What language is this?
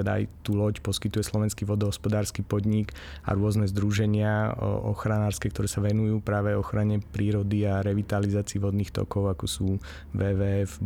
Slovak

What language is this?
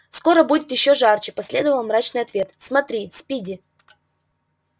Russian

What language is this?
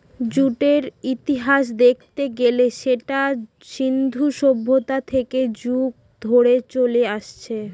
Bangla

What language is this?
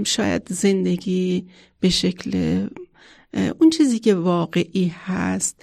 Persian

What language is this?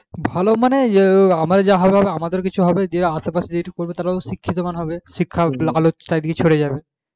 Bangla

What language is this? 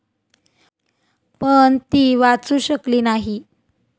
Marathi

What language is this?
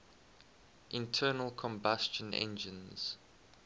English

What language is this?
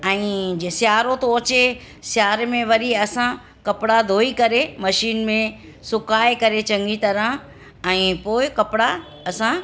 Sindhi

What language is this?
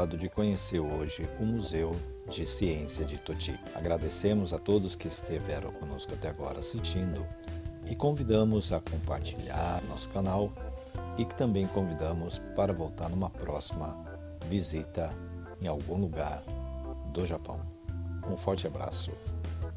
Portuguese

